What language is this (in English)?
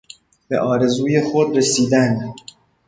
Persian